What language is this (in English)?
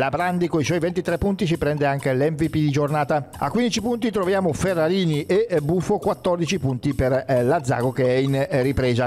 Italian